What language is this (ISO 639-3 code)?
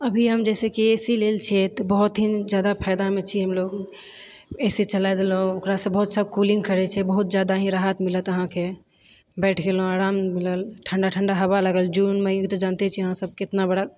mai